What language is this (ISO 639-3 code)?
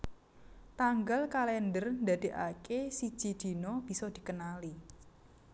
jav